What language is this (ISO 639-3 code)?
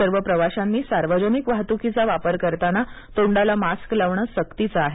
mar